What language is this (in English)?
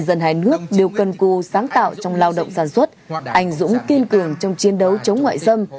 Vietnamese